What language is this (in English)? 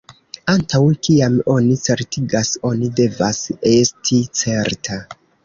Esperanto